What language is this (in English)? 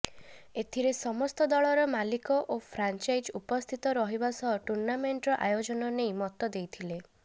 Odia